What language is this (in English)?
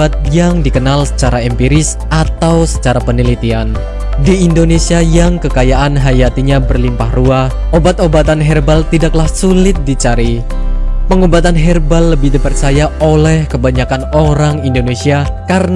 Indonesian